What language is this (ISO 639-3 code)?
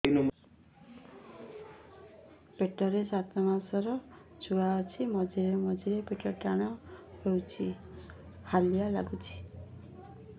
ori